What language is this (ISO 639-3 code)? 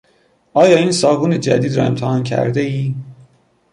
fas